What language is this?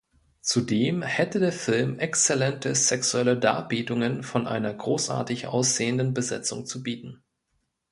German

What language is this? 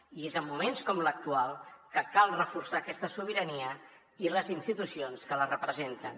Catalan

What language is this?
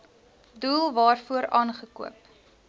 Afrikaans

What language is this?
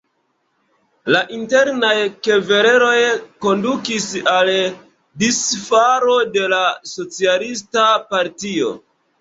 Esperanto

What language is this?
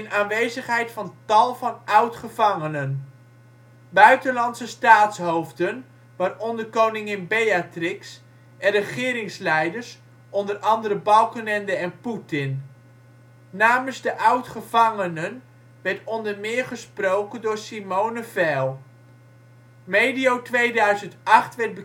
Dutch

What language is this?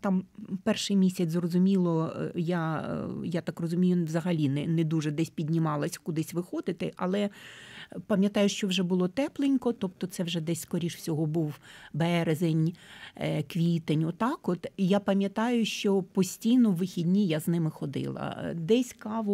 Ukrainian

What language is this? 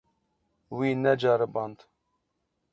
Kurdish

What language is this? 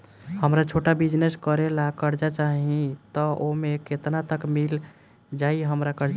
Bhojpuri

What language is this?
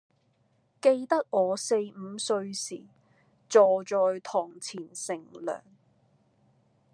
Cantonese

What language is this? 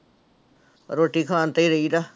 Punjabi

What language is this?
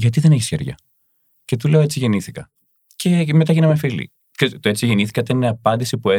Greek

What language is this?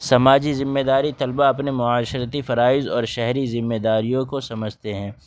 Urdu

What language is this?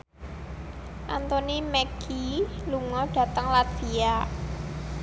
Javanese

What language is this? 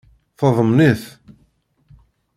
Kabyle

